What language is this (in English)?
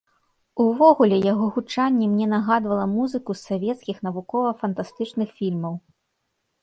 Belarusian